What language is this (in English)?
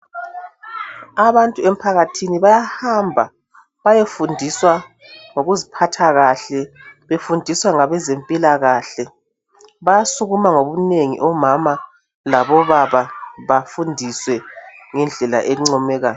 North Ndebele